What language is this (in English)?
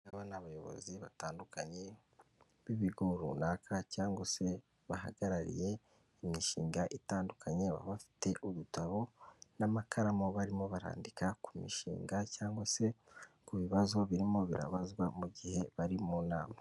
Kinyarwanda